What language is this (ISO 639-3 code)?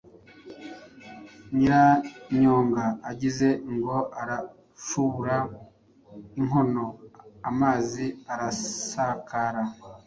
kin